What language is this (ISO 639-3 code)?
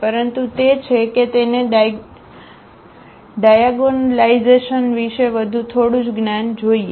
guj